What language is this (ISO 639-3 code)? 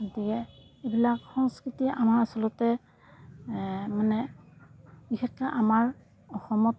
asm